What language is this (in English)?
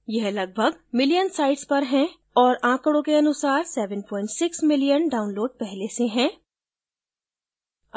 Hindi